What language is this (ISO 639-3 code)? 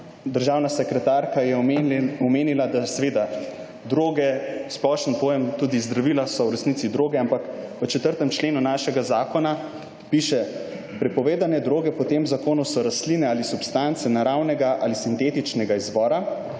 slv